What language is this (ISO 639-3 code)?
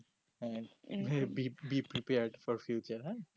ben